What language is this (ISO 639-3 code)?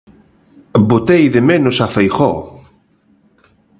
glg